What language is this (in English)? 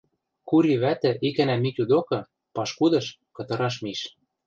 Western Mari